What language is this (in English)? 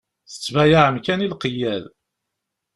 Kabyle